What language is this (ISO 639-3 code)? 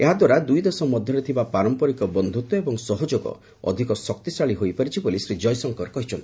ori